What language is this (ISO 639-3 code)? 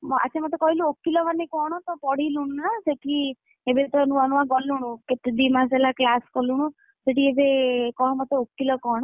ori